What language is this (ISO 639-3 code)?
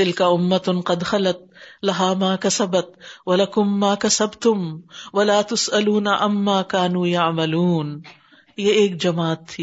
urd